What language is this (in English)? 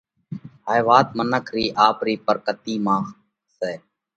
Parkari Koli